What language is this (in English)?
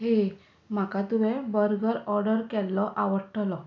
Konkani